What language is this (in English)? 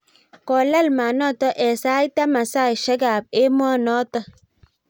Kalenjin